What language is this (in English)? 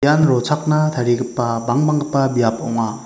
Garo